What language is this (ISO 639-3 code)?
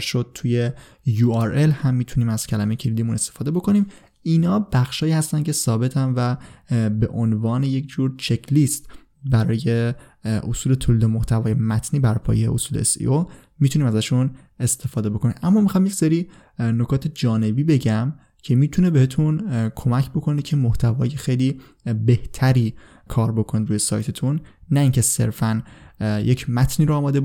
fas